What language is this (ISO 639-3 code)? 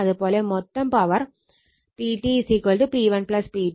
mal